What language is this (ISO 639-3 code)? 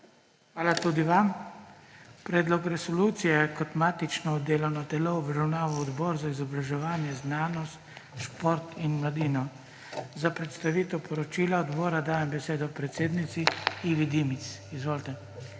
slv